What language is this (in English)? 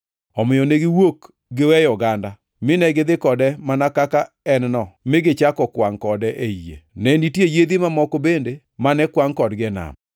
Luo (Kenya and Tanzania)